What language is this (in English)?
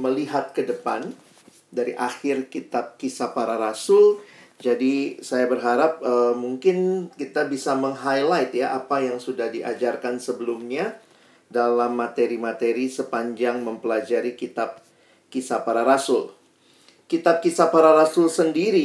Indonesian